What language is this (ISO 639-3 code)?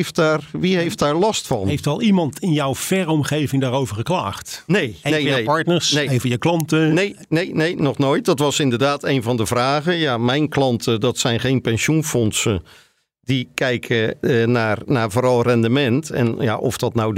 nld